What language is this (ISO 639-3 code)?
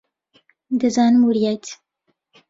ckb